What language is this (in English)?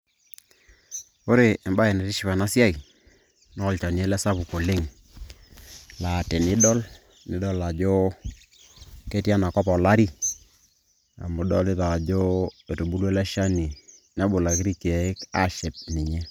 Masai